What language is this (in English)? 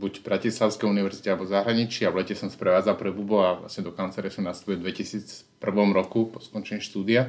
Slovak